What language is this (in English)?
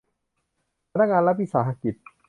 Thai